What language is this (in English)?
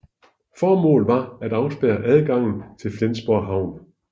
Danish